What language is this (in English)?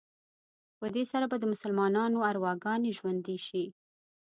Pashto